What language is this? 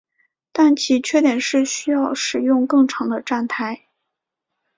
Chinese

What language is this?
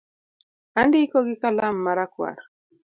Luo (Kenya and Tanzania)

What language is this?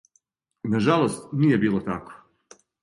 Serbian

